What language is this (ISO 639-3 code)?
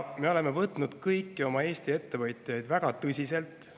est